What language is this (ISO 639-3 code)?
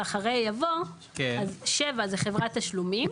heb